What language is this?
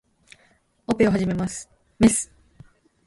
Japanese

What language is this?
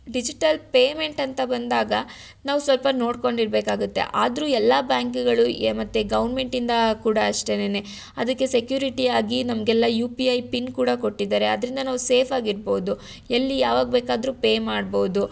Kannada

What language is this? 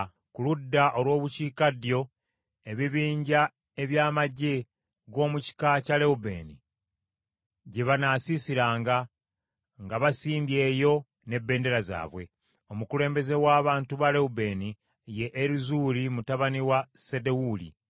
Ganda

